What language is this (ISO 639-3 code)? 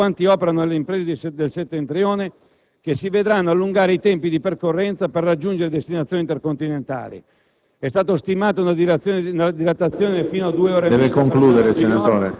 ita